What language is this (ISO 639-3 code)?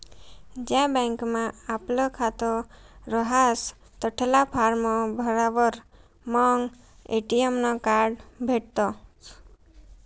mar